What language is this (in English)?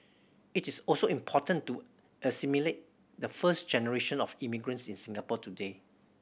English